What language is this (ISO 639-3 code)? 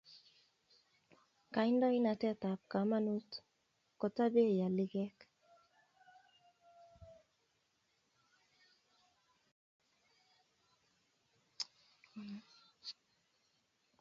kln